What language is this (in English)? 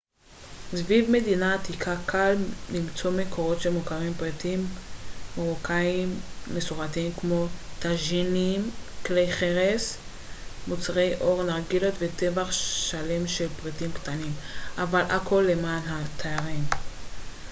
Hebrew